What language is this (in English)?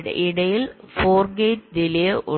Malayalam